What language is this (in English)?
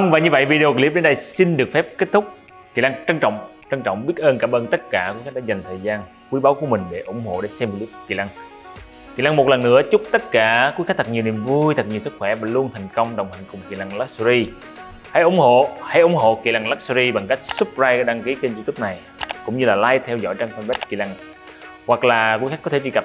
Vietnamese